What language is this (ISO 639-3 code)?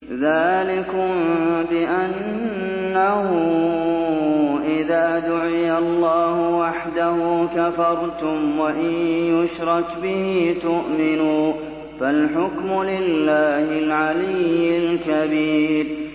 ara